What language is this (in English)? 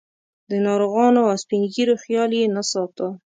Pashto